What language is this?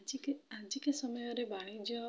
Odia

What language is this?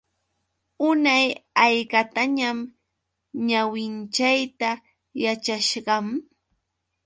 Yauyos Quechua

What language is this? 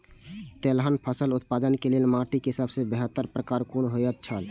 Maithili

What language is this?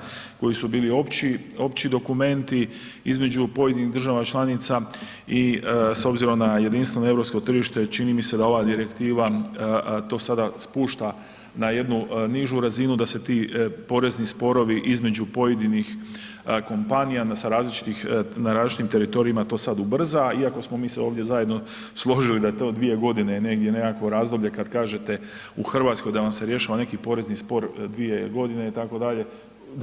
Croatian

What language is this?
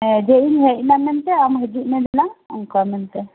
Santali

